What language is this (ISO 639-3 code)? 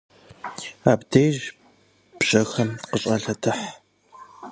kbd